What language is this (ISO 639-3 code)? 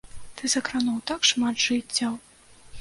bel